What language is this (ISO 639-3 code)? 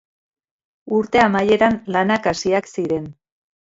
eus